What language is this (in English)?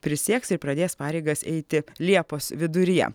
Lithuanian